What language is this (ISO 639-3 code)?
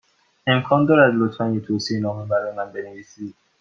fas